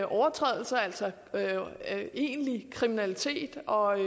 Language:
Danish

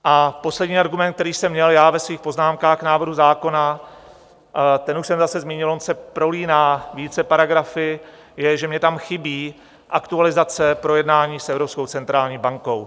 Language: Czech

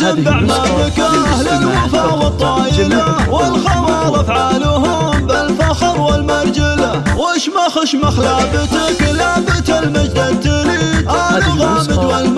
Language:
Arabic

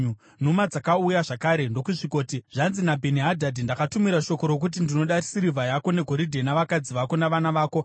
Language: Shona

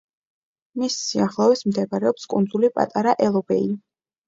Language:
Georgian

